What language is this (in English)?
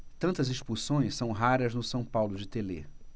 Portuguese